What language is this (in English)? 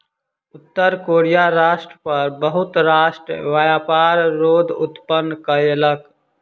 Maithili